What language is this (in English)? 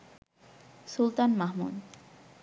Bangla